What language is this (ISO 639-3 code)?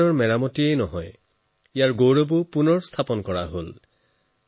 asm